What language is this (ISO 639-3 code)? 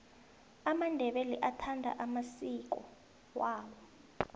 nbl